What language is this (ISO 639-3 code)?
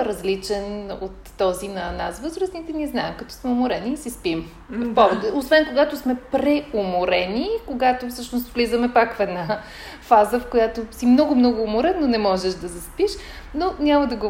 bul